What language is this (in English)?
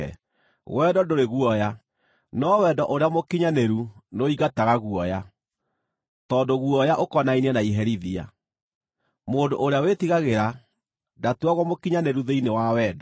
Kikuyu